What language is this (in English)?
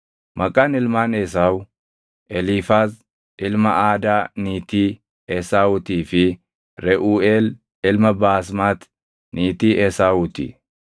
Oromo